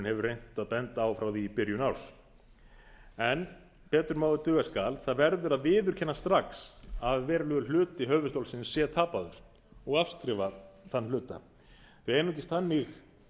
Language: Icelandic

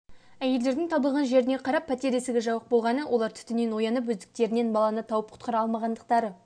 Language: Kazakh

